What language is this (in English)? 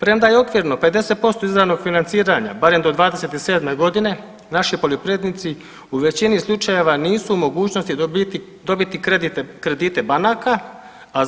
Croatian